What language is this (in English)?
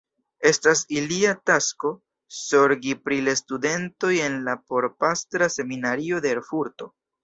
Esperanto